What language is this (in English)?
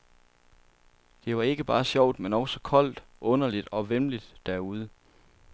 Danish